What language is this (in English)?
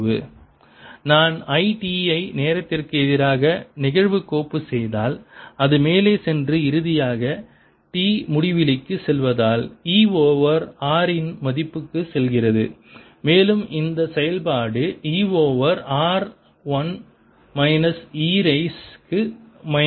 Tamil